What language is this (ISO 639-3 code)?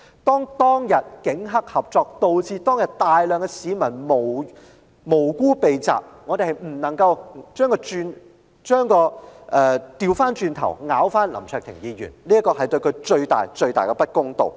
yue